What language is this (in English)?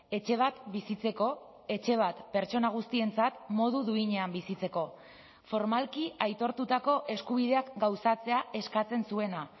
Basque